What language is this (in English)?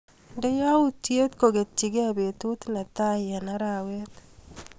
Kalenjin